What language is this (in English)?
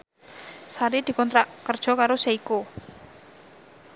Javanese